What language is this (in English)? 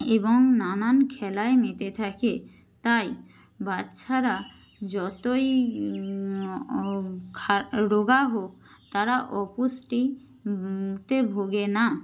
Bangla